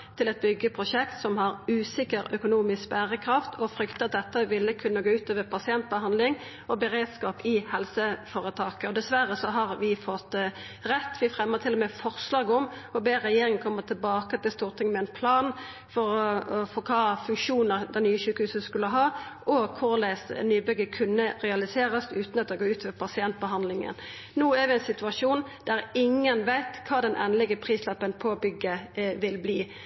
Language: Norwegian Nynorsk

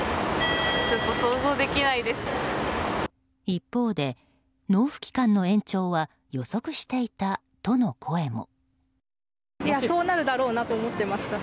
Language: Japanese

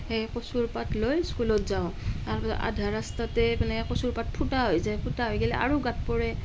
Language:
Assamese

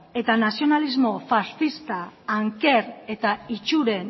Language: Basque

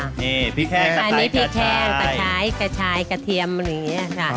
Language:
Thai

